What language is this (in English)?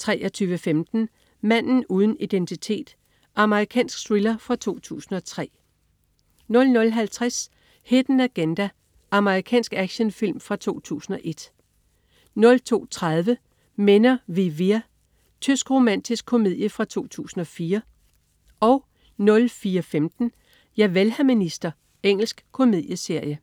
Danish